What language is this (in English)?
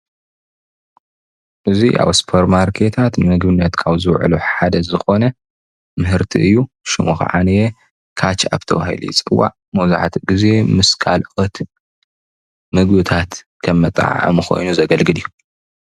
Tigrinya